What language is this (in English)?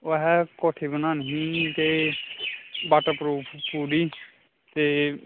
Dogri